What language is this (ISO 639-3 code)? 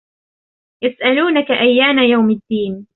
ara